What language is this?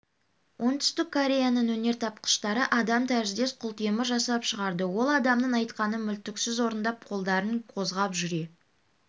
Kazakh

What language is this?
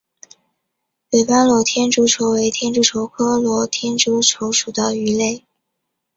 Chinese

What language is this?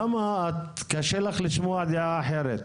Hebrew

